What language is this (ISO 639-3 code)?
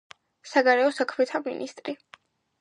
kat